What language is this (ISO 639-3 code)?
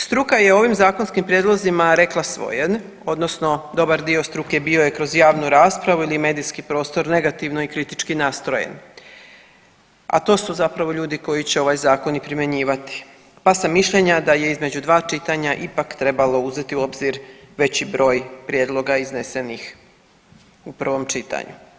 hrv